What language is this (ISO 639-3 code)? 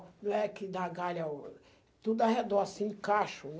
por